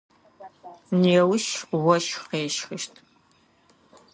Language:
Adyghe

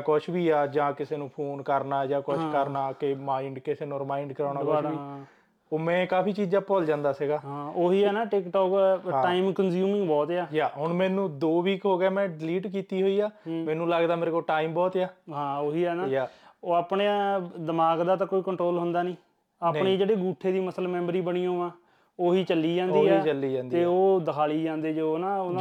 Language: Punjabi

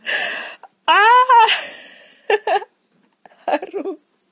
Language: Russian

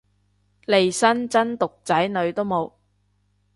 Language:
Cantonese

